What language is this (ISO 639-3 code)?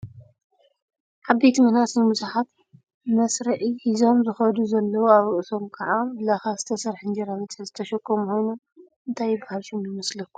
tir